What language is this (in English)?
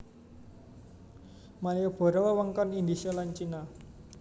Javanese